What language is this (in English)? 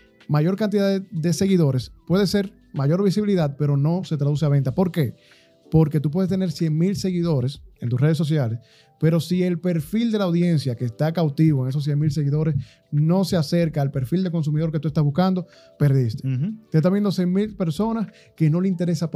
Spanish